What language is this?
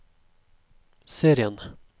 Norwegian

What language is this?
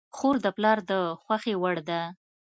Pashto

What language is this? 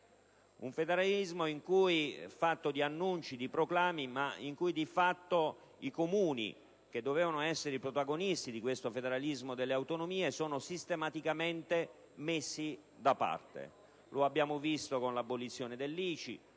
Italian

